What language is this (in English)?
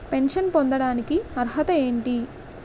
Telugu